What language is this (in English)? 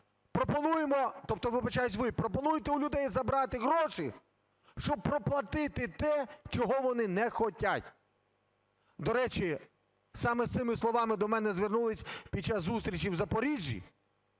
Ukrainian